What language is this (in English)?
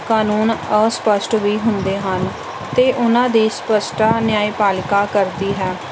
Punjabi